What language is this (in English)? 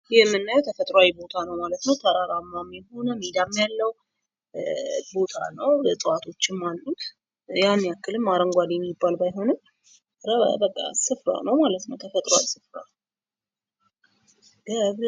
Amharic